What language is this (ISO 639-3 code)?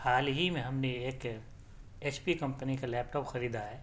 urd